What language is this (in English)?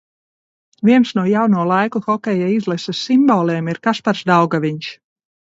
Latvian